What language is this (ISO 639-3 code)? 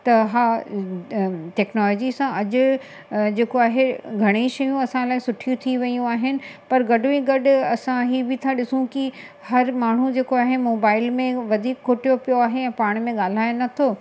snd